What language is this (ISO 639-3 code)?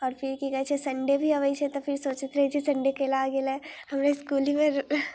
mai